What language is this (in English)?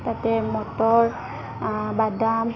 Assamese